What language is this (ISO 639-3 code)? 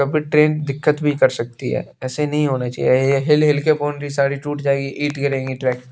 hin